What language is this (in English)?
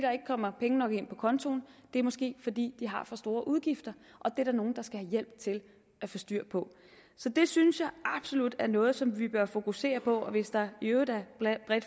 Danish